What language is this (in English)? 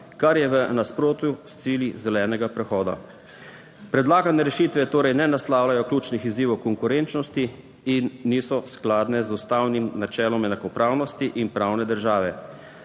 Slovenian